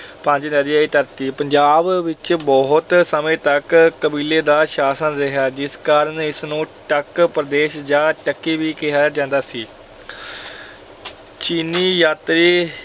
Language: Punjabi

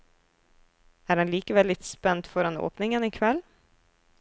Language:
Norwegian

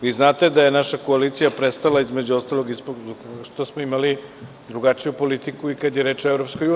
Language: Serbian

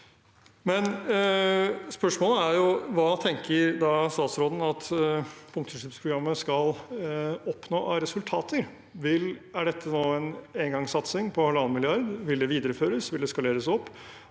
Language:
Norwegian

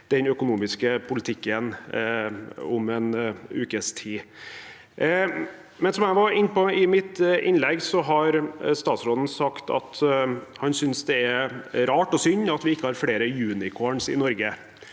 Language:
Norwegian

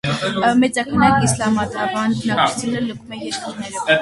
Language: Armenian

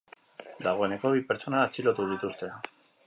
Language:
Basque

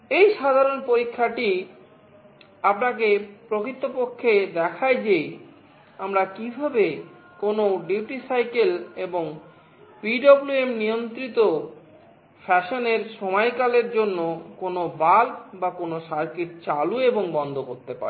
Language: Bangla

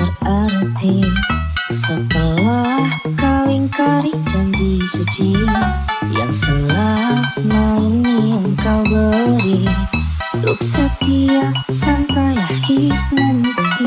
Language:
Indonesian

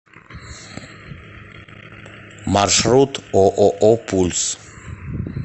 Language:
Russian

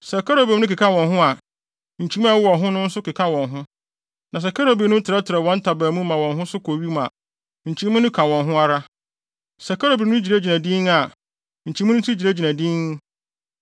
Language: Akan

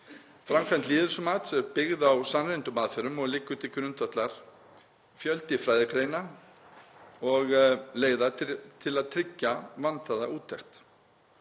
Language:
Icelandic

